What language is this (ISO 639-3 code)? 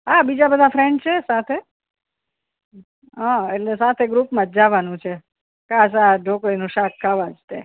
guj